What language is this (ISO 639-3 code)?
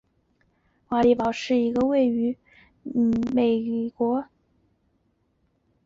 zho